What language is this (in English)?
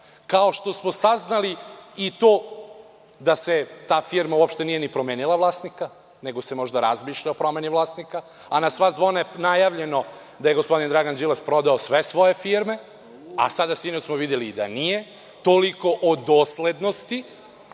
Serbian